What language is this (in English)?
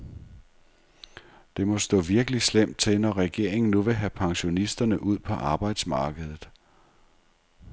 Danish